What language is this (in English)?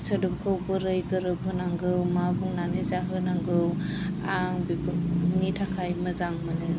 Bodo